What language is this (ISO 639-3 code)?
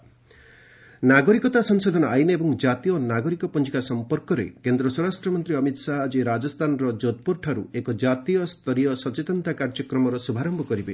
ori